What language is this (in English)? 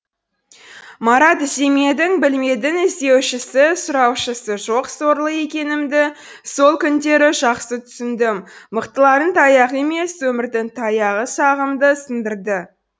Kazakh